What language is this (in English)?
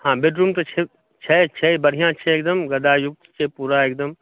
Maithili